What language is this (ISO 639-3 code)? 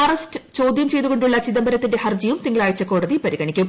mal